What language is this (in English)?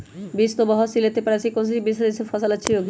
Magahi